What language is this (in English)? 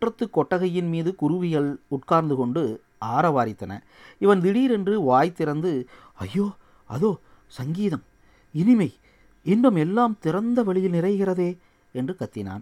Tamil